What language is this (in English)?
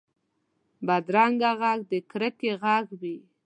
Pashto